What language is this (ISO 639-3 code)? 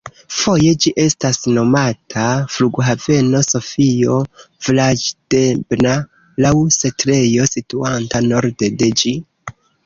epo